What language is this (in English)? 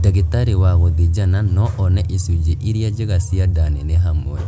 Kikuyu